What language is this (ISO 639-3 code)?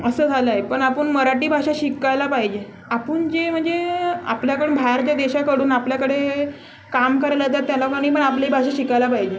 mar